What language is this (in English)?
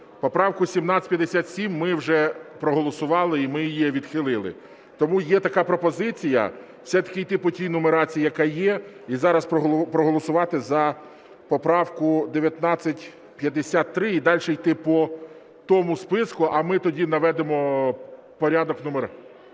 Ukrainian